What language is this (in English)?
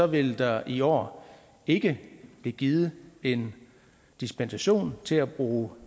Danish